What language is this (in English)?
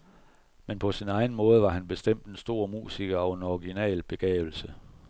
Danish